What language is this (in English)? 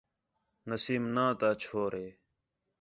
Khetrani